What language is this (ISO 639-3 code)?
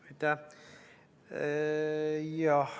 est